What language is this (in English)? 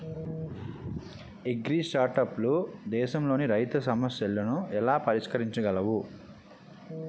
Telugu